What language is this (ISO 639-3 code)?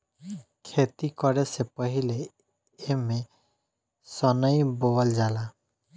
bho